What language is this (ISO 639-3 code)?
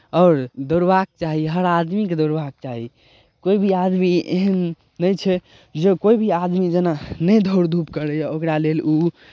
mai